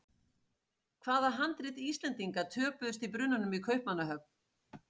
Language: Icelandic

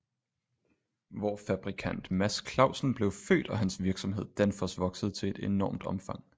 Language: Danish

